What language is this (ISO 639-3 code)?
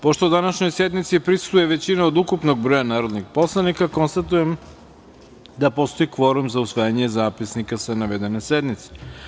srp